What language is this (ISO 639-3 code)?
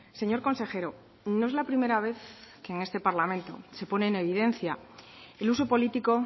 spa